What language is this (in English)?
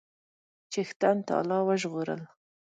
Pashto